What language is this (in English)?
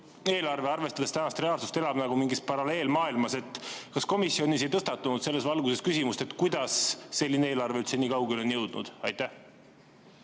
Estonian